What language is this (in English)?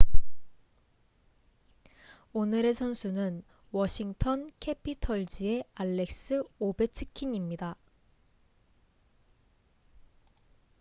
Korean